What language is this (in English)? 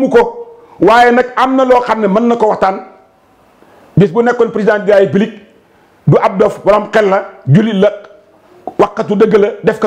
Indonesian